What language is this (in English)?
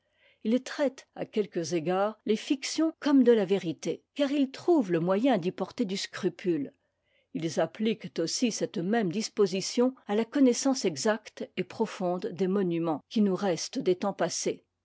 French